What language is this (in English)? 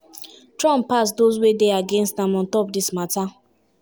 Nigerian Pidgin